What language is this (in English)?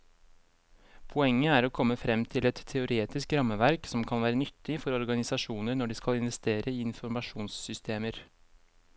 Norwegian